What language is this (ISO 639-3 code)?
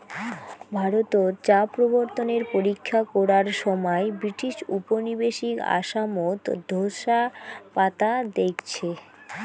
ben